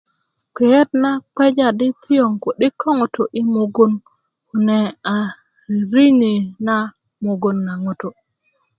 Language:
Kuku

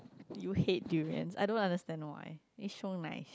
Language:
English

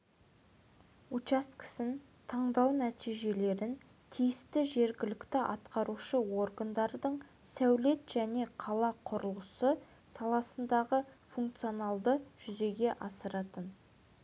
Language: Kazakh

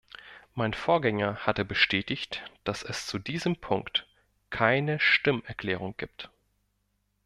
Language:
German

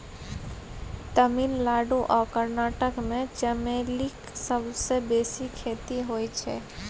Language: Maithili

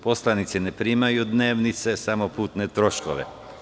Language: Serbian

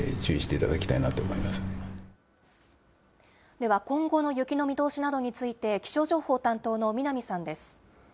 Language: Japanese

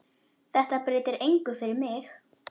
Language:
Icelandic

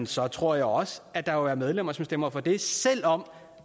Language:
Danish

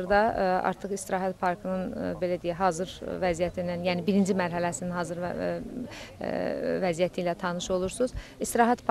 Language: Turkish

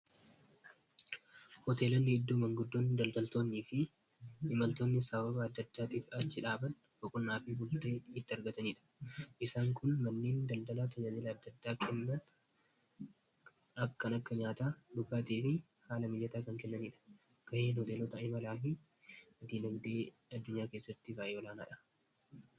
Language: Oromo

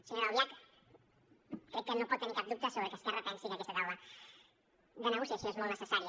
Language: Catalan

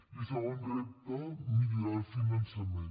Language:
Catalan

